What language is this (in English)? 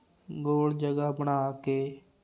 Punjabi